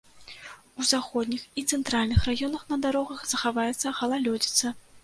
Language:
Belarusian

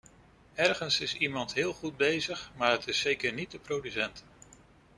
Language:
Dutch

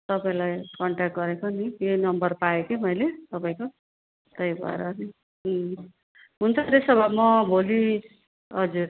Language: Nepali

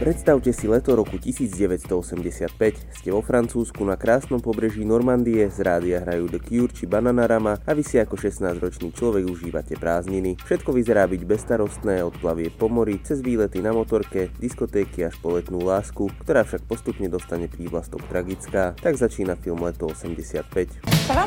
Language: Slovak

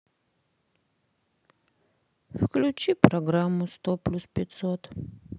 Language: Russian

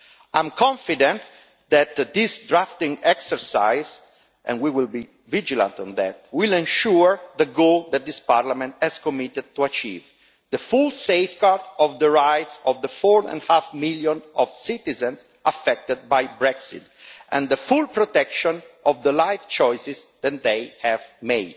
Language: English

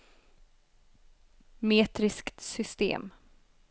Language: Swedish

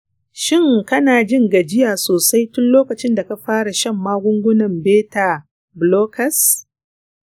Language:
Hausa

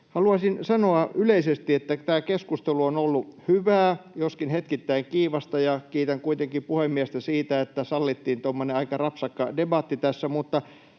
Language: Finnish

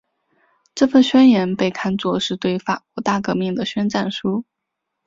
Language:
Chinese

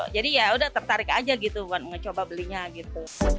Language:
Indonesian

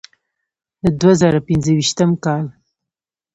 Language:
Pashto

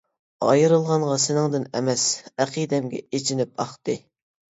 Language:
Uyghur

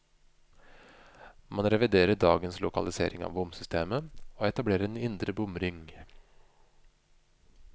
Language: Norwegian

